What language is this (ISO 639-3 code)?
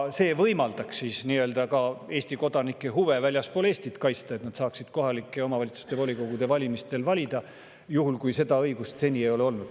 est